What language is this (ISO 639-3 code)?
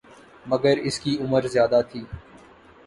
urd